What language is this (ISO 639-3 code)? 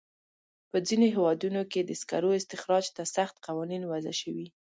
pus